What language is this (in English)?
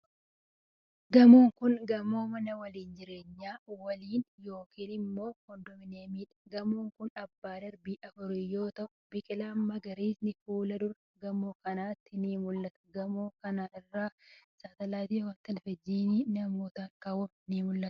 Oromo